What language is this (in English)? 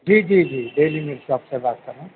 Urdu